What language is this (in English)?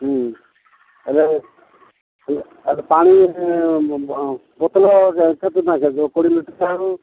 Odia